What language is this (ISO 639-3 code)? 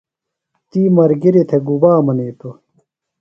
phl